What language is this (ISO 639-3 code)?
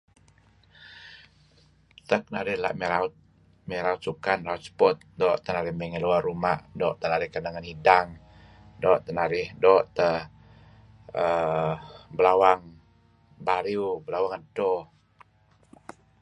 kzi